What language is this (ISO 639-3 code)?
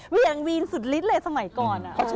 tha